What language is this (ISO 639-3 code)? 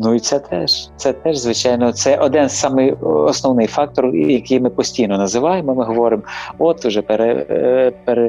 ukr